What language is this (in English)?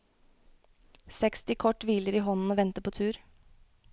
Norwegian